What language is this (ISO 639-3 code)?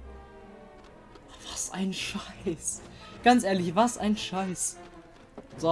deu